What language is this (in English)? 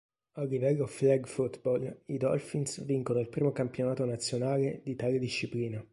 Italian